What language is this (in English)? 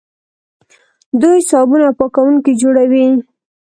Pashto